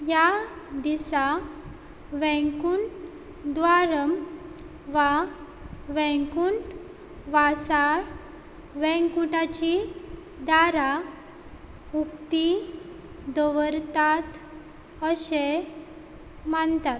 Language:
Konkani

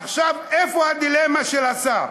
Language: Hebrew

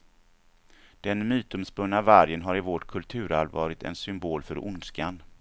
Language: Swedish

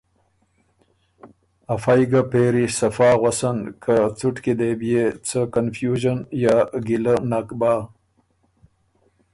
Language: Ormuri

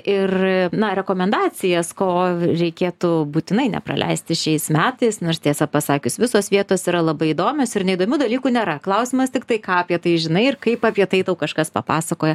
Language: Lithuanian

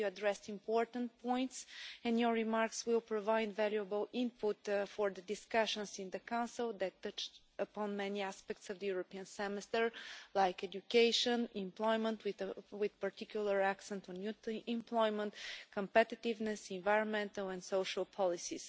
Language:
English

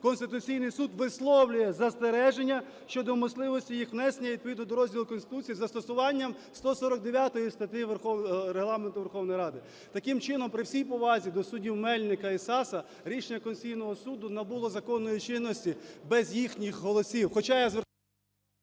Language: Ukrainian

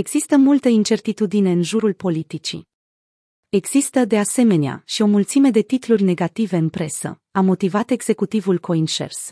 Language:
Romanian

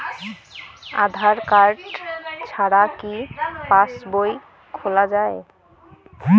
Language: Bangla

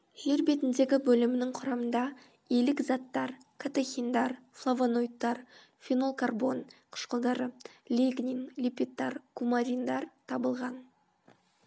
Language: Kazakh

